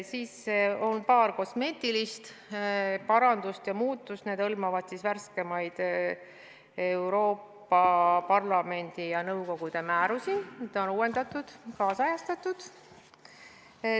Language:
Estonian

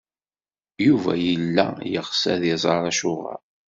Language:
Kabyle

